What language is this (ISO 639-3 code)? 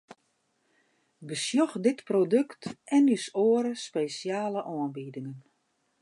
fry